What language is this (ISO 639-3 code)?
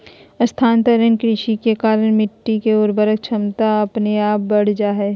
mag